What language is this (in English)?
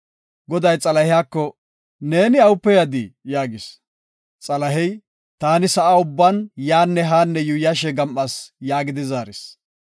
Gofa